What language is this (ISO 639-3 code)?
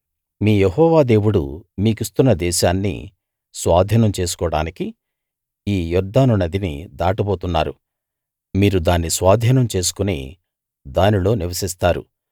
tel